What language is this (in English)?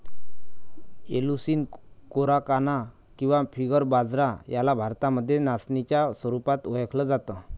Marathi